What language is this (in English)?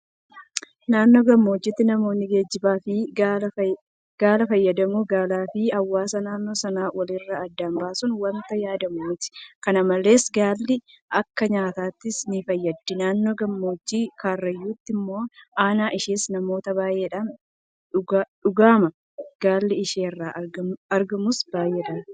Oromo